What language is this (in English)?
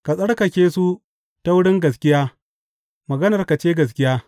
Hausa